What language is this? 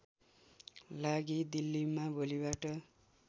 Nepali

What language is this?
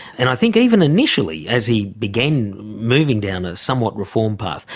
English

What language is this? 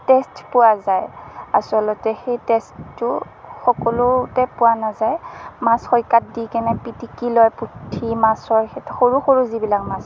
Assamese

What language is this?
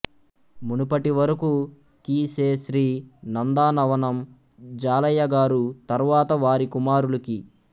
Telugu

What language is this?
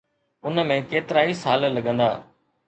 Sindhi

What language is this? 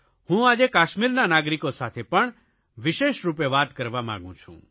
Gujarati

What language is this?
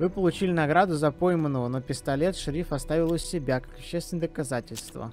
Russian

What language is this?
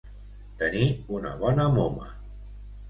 Catalan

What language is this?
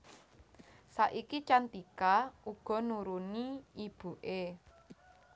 Javanese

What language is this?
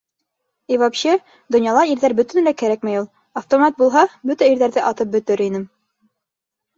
Bashkir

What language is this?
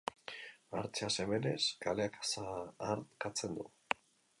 Basque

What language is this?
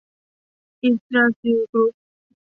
Thai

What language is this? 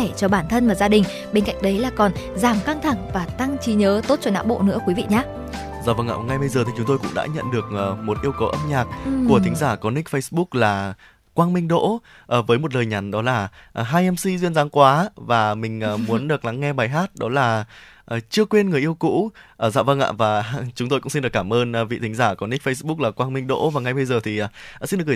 Vietnamese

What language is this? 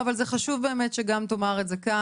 Hebrew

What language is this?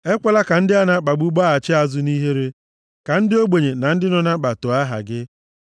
Igbo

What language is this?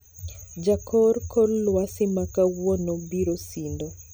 Luo (Kenya and Tanzania)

